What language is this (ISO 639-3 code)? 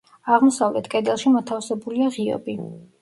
kat